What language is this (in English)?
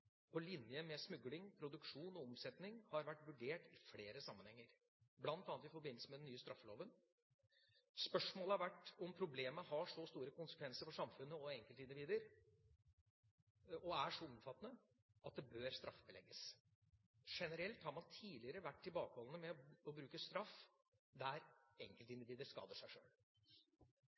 Norwegian Bokmål